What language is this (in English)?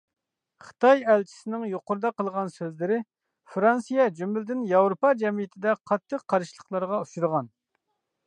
Uyghur